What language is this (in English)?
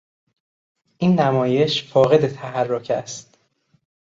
Persian